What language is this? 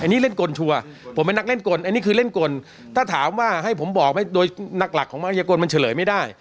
Thai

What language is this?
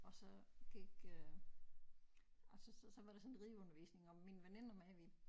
Danish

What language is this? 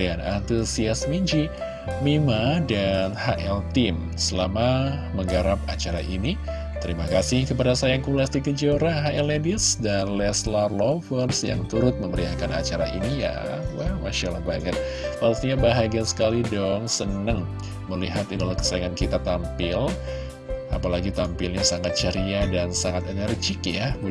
Indonesian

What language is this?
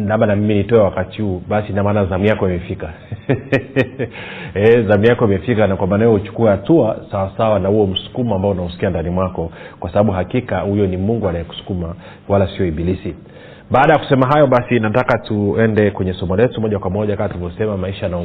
Swahili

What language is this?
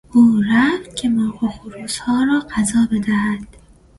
Persian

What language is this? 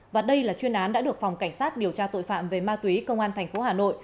Vietnamese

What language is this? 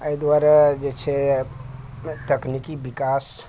Maithili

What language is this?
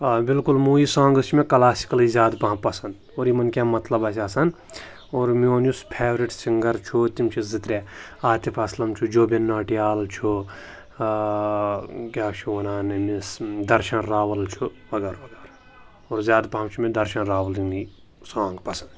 Kashmiri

